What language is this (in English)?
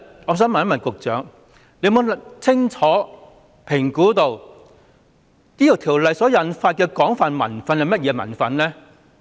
Cantonese